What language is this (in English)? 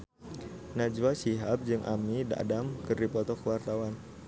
Sundanese